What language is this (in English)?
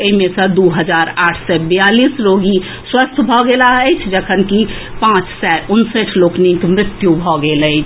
Maithili